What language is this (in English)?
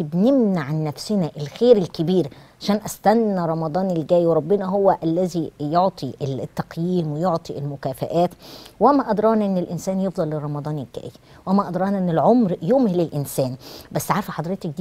Arabic